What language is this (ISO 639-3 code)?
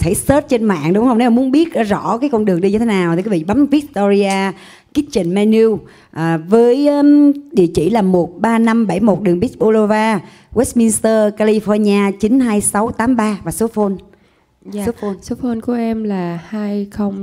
vie